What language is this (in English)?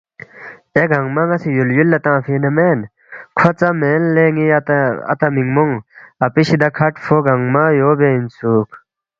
Balti